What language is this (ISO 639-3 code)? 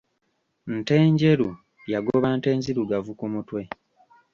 lug